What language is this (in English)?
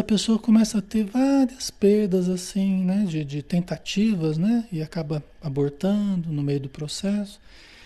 Portuguese